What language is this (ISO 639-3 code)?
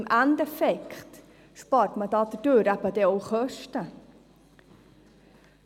gsw